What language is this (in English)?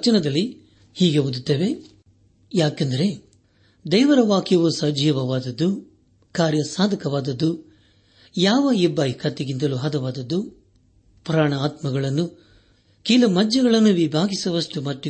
Kannada